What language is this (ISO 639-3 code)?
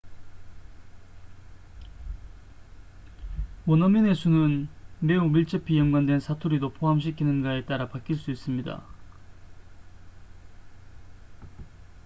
kor